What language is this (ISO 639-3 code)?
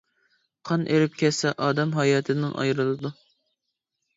uig